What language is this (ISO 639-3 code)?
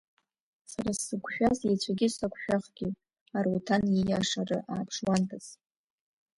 abk